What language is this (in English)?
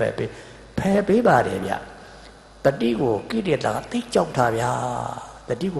English